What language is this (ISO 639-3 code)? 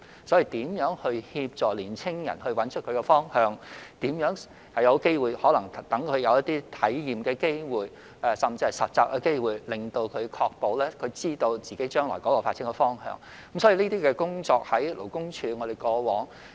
yue